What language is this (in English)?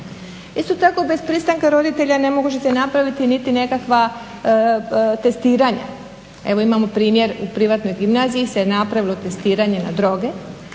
Croatian